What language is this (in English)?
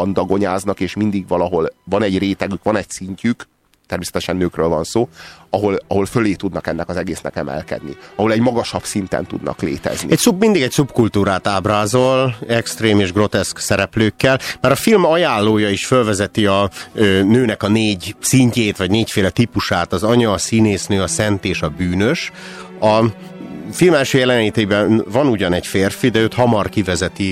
Hungarian